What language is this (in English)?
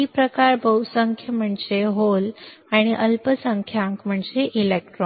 Marathi